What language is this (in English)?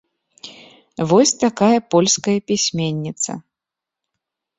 Belarusian